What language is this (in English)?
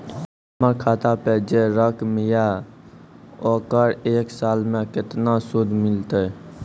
Maithili